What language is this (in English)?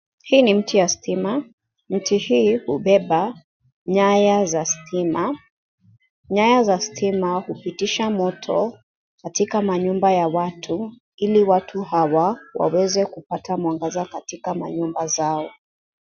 Swahili